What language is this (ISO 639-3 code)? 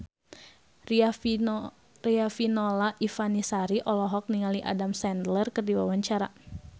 sun